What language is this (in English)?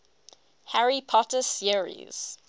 English